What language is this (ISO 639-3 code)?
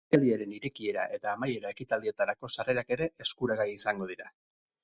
eus